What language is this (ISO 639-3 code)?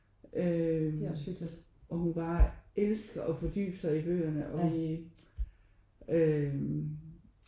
dan